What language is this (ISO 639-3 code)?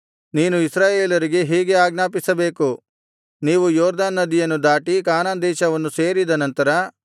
kan